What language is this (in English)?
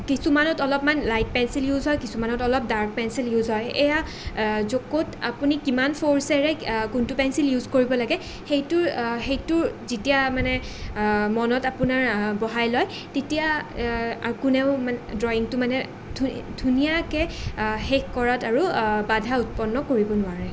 Assamese